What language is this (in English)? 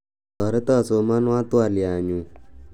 Kalenjin